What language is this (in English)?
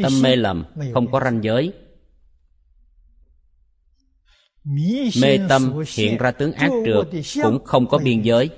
Vietnamese